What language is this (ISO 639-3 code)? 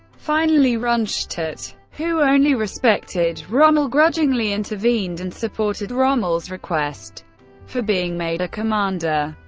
eng